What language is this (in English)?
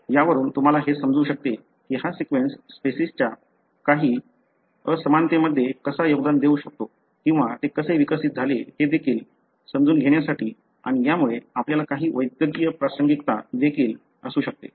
Marathi